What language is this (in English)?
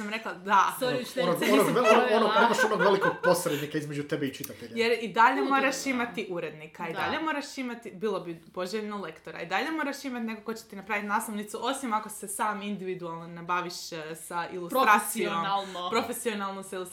Croatian